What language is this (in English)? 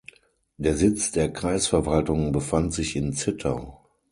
German